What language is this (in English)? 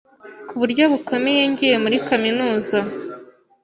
Kinyarwanda